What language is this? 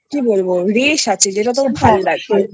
Bangla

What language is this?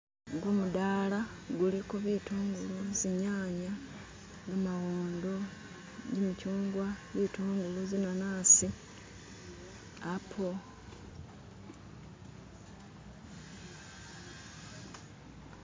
Masaaba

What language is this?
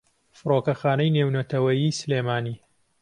Central Kurdish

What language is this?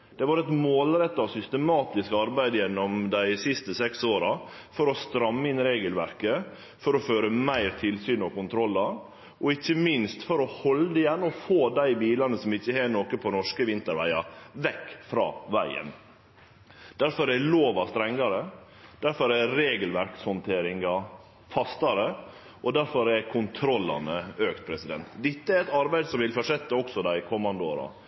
Norwegian Nynorsk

